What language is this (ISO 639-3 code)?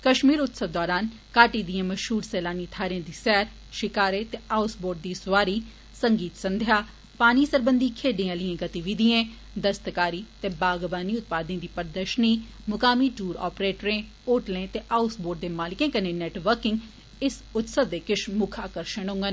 doi